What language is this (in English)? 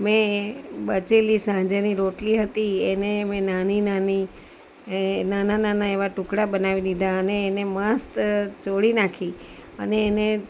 Gujarati